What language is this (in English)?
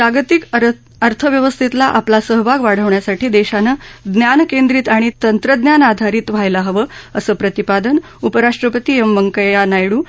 Marathi